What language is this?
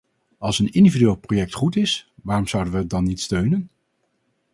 Dutch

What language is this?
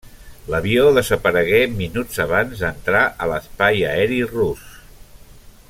Catalan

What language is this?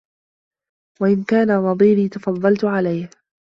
Arabic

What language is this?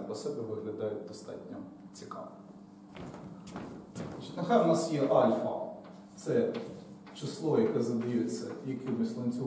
Ukrainian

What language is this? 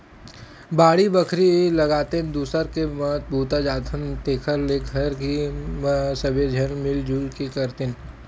Chhattisgarhi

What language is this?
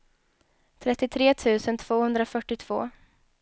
Swedish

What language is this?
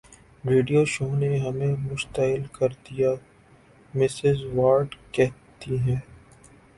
Urdu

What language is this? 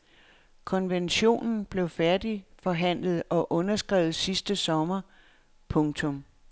Danish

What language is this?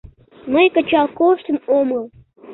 Mari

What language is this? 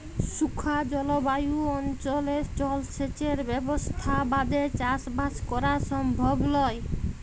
Bangla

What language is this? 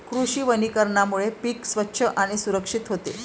Marathi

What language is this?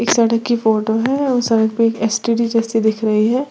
Hindi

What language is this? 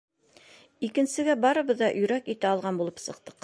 Bashkir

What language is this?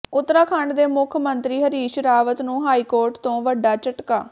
Punjabi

